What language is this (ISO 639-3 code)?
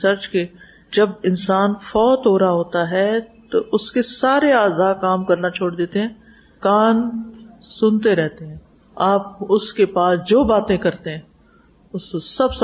urd